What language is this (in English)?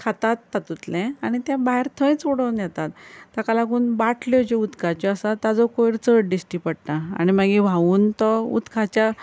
Konkani